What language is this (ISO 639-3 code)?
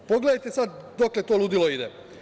srp